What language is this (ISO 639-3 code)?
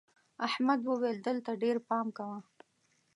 pus